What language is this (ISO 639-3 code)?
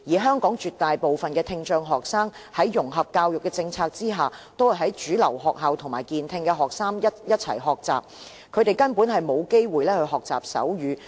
yue